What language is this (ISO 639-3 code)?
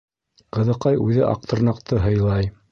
bak